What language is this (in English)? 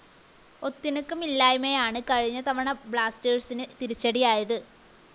Malayalam